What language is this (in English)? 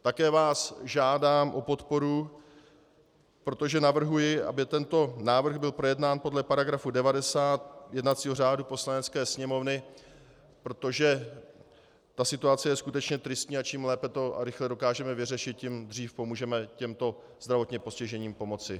Czech